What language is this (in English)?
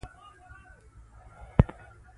Pashto